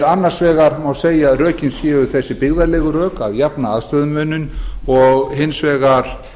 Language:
Icelandic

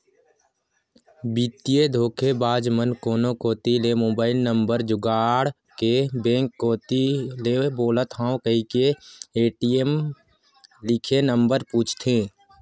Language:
Chhattisgarhi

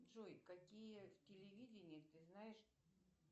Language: Russian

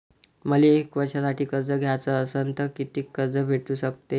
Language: Marathi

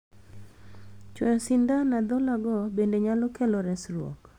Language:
Luo (Kenya and Tanzania)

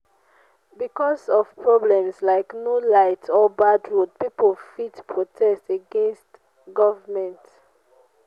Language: Nigerian Pidgin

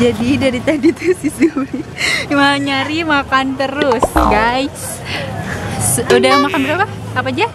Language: Indonesian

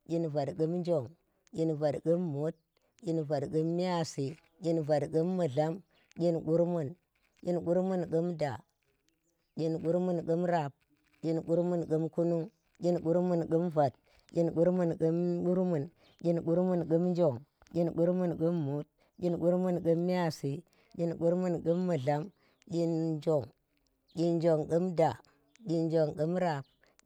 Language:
Tera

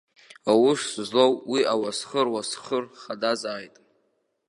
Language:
Abkhazian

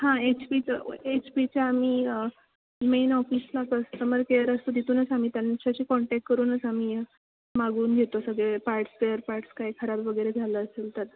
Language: Marathi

